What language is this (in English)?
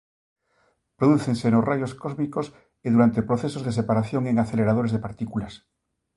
Galician